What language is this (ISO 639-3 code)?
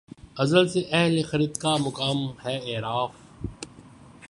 urd